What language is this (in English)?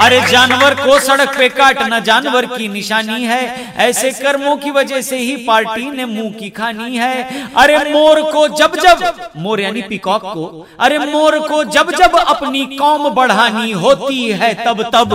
Hindi